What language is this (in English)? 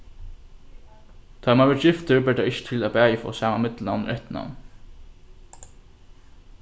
Faroese